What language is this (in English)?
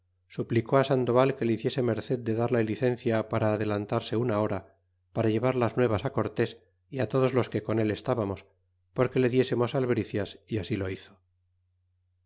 Spanish